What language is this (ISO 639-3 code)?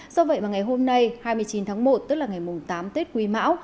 vie